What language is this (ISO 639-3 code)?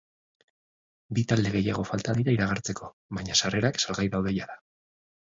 eus